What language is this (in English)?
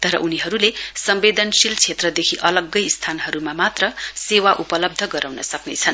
Nepali